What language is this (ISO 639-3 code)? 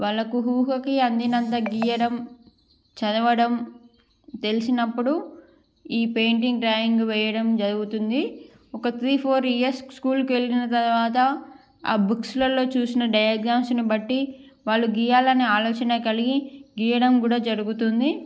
tel